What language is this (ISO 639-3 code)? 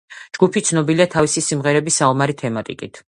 kat